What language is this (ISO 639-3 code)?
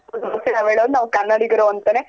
kan